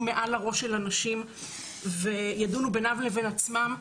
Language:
Hebrew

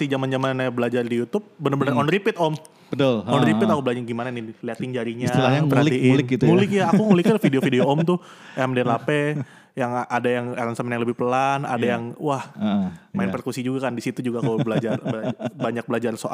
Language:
Indonesian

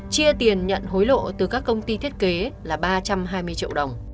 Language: Vietnamese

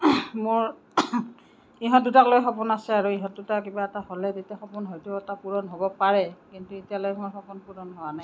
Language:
Assamese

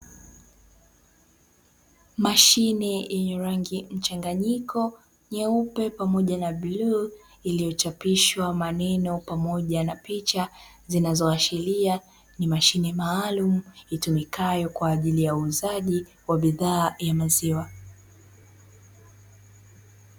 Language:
Swahili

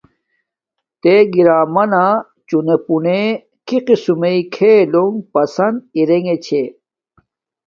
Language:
Domaaki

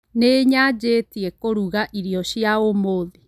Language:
Kikuyu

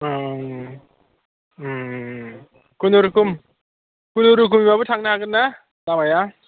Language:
Bodo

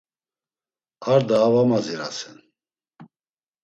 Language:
Laz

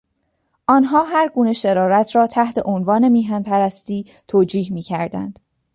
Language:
Persian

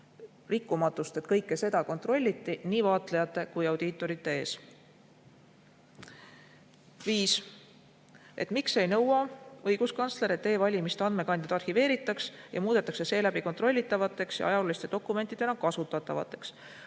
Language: Estonian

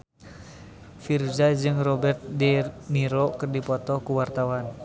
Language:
Sundanese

